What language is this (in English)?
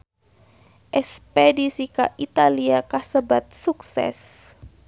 Sundanese